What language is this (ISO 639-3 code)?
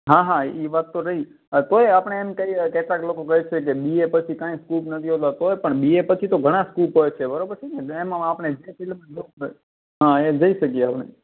guj